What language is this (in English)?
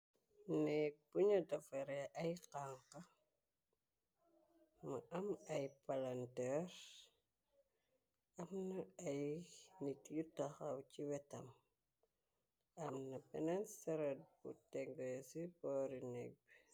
Wolof